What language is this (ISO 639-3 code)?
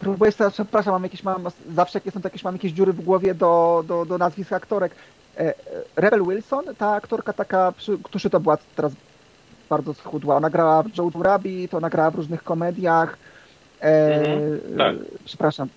pol